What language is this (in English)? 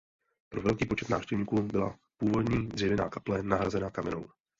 Czech